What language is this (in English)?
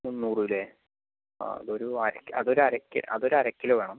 Malayalam